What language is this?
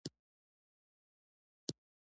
Pashto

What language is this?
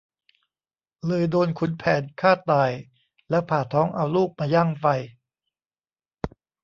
Thai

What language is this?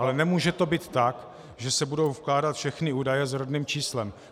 Czech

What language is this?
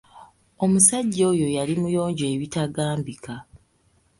Ganda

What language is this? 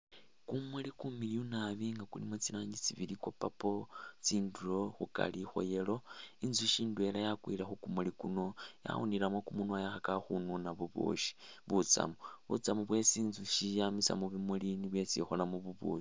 Masaaba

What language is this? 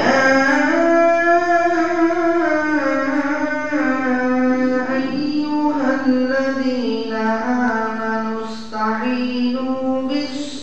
Arabic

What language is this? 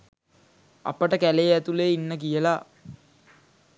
Sinhala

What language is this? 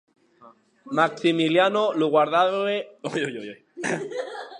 Occitan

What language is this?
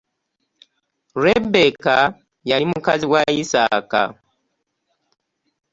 Ganda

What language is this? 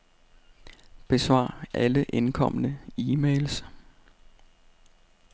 Danish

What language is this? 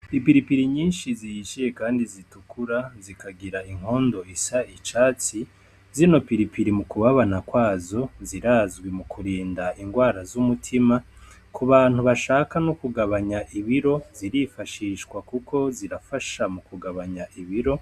Rundi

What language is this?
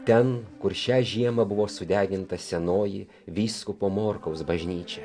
Lithuanian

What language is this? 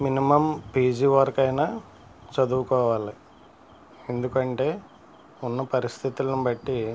Telugu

